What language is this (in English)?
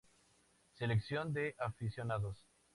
Spanish